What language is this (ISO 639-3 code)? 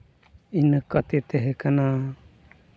sat